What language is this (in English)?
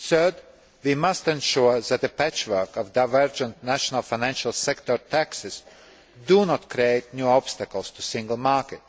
English